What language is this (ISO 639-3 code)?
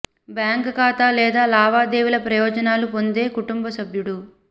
tel